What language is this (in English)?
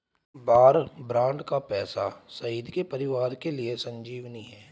Hindi